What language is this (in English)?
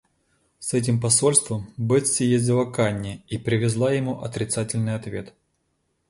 Russian